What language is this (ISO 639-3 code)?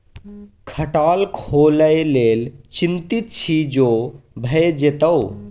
mai